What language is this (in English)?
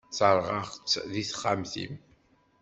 Kabyle